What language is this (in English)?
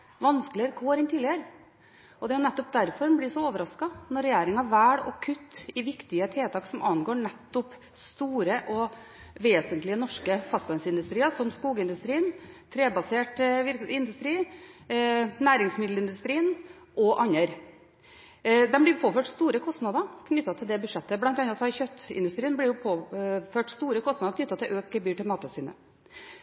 Norwegian Bokmål